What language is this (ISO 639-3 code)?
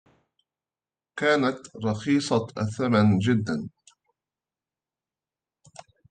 ara